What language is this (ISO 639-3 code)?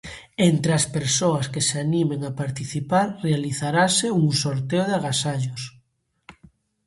glg